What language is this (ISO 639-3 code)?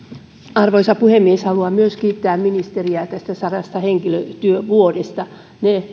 fin